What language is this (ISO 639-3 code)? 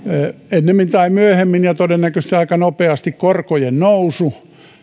fin